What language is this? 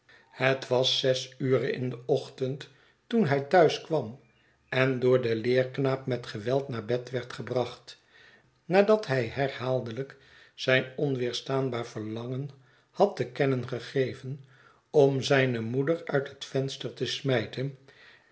Dutch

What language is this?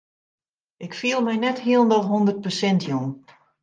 Western Frisian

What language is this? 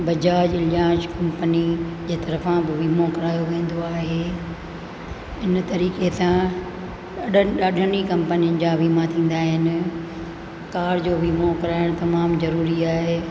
Sindhi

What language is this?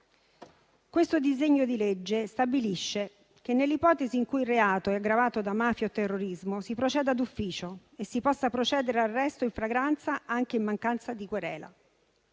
Italian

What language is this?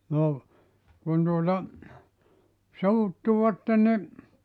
Finnish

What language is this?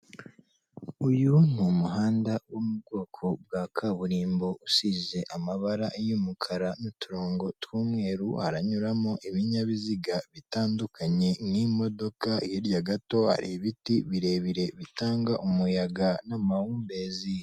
Kinyarwanda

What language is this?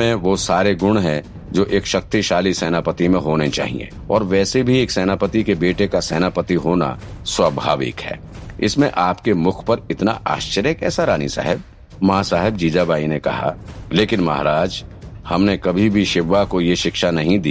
Hindi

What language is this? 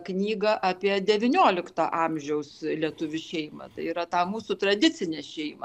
Lithuanian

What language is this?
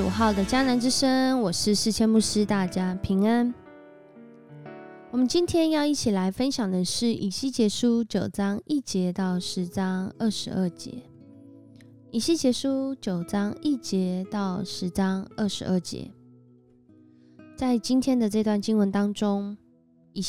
Chinese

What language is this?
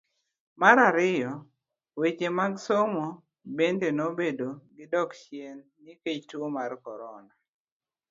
Luo (Kenya and Tanzania)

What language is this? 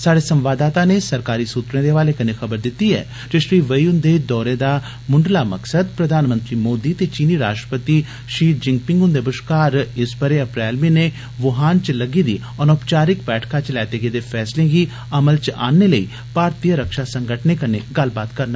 Dogri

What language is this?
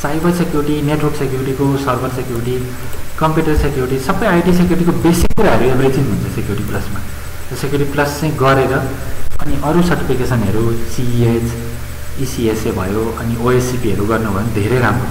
Indonesian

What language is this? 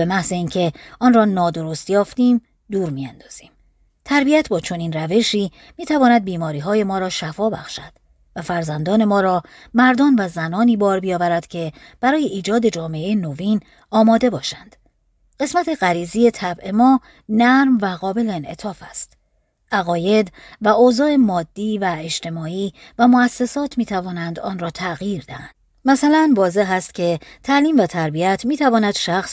Persian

